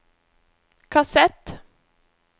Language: Norwegian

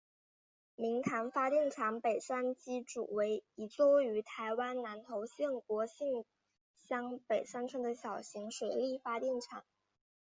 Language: Chinese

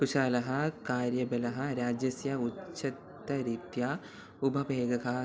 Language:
Sanskrit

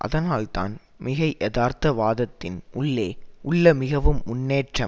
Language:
Tamil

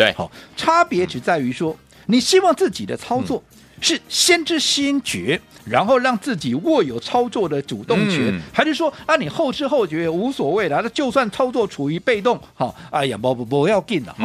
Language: Chinese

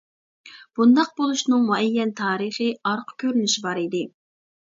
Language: Uyghur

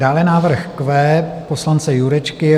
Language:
Czech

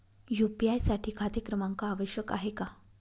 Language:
Marathi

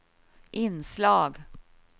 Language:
Swedish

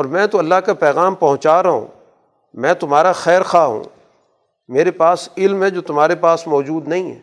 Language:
Urdu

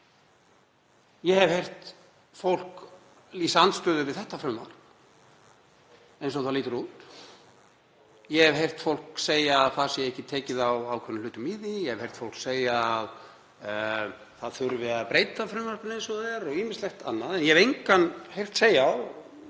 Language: Icelandic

